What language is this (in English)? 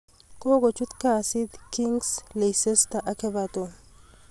Kalenjin